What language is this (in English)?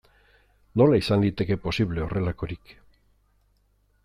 Basque